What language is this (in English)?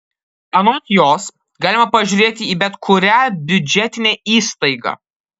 Lithuanian